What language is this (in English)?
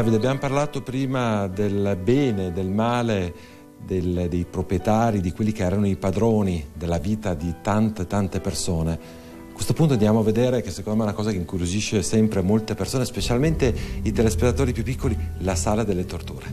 Italian